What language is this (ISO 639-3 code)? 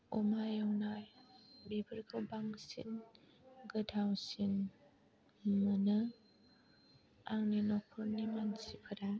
brx